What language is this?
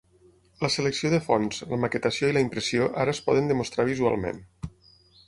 Catalan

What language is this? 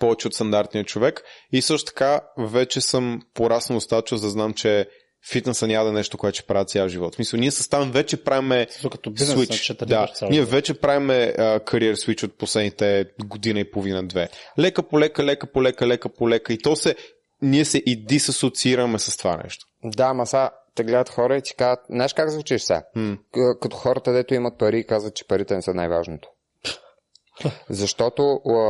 Bulgarian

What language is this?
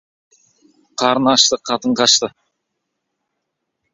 Kazakh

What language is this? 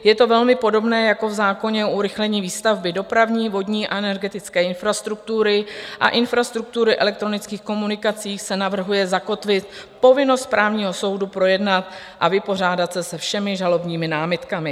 Czech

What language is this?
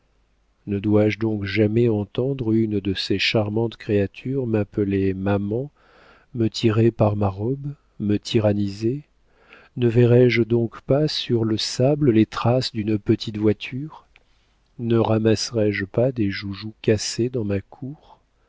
French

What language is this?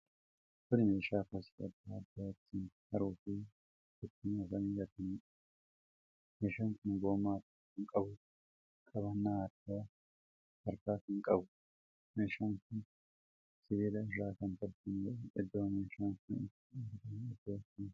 Oromo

